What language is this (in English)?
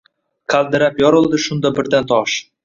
Uzbek